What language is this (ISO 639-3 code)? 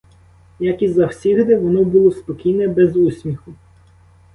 ukr